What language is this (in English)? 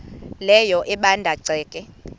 Xhosa